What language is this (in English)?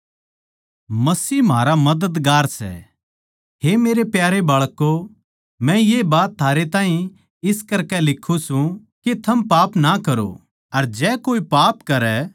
Haryanvi